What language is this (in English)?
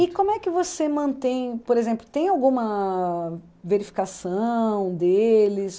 Portuguese